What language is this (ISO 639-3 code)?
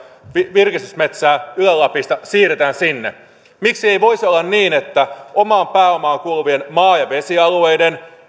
fin